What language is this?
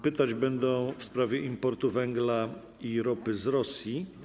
Polish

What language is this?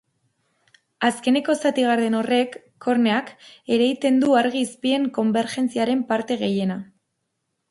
Basque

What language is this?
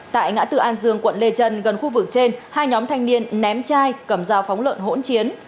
Vietnamese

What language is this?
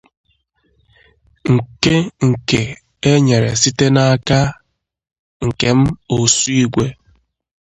Igbo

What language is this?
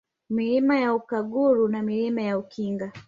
Swahili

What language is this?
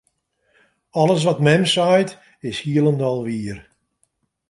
Western Frisian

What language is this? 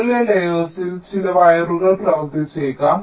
Malayalam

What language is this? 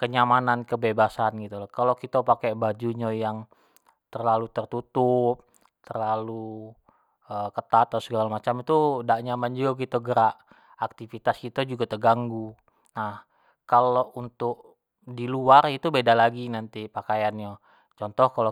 Jambi Malay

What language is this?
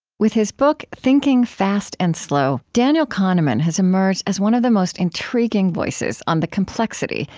English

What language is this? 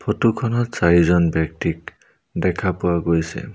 Assamese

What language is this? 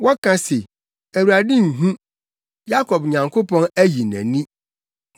Akan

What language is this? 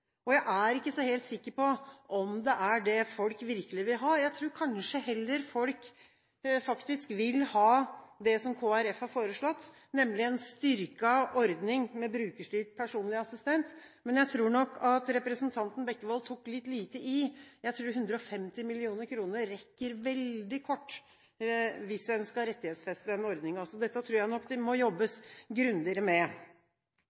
Norwegian Bokmål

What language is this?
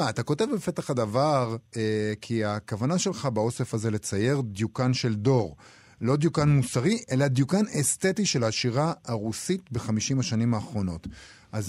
Hebrew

